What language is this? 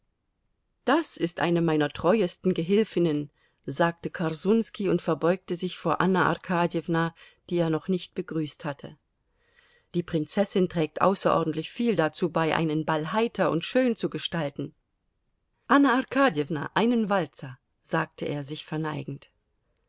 German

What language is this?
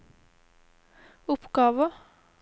Norwegian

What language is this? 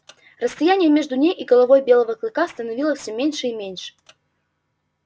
Russian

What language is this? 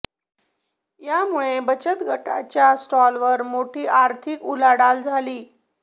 Marathi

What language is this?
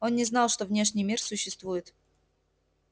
Russian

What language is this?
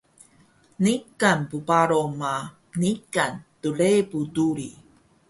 Taroko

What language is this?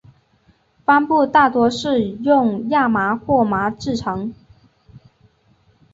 Chinese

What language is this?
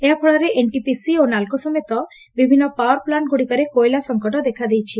Odia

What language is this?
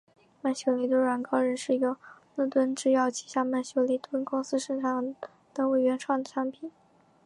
Chinese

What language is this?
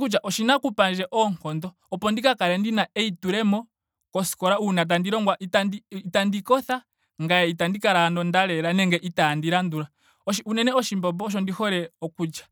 Ndonga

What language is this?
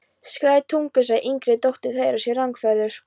Icelandic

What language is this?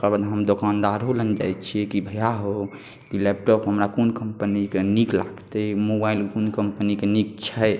Maithili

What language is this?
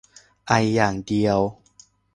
Thai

